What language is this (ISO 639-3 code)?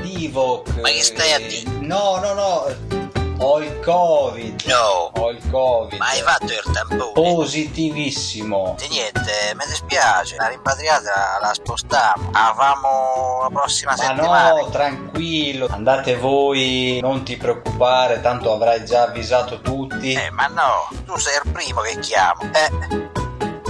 ita